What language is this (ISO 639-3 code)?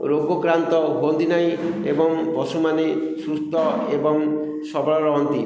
ori